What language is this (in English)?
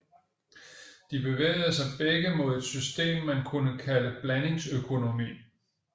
Danish